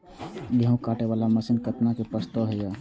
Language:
Maithili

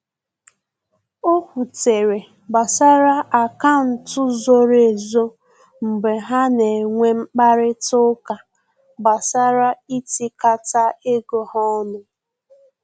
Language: Igbo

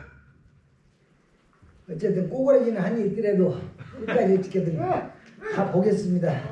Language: Korean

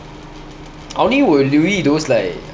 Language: English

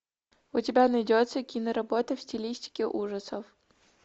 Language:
Russian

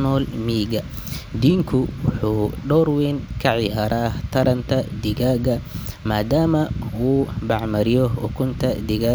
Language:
Somali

